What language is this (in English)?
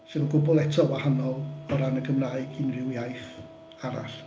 Welsh